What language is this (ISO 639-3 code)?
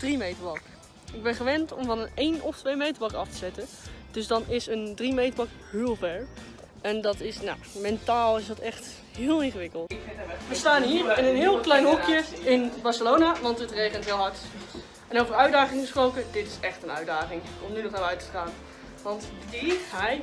nld